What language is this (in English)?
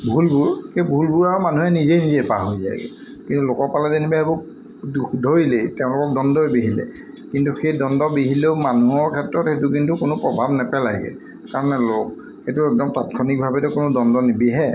Assamese